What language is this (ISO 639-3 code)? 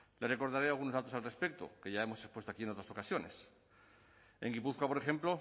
spa